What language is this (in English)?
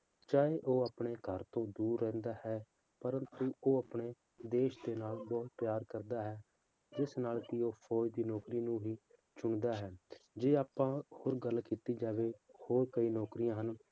Punjabi